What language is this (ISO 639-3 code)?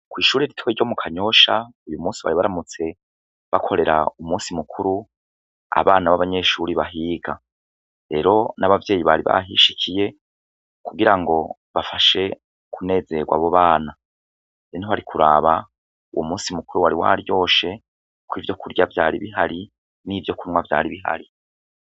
run